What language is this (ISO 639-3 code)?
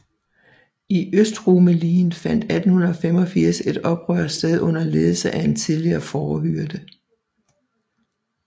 dan